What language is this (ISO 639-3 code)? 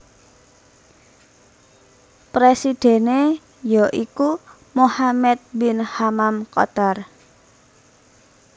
jav